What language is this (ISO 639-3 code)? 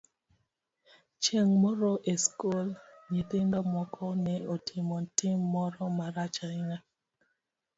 luo